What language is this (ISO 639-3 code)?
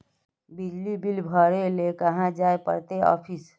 mag